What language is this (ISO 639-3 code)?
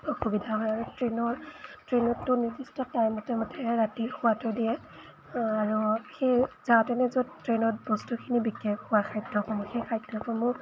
asm